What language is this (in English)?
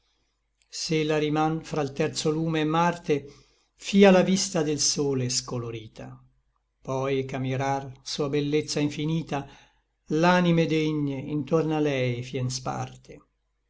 Italian